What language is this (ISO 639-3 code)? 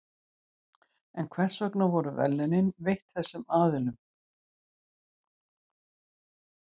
isl